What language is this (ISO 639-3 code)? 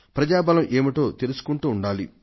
tel